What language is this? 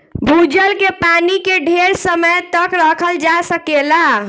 Bhojpuri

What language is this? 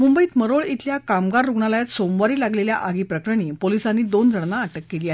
Marathi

